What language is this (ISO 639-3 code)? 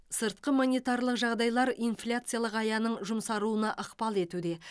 kaz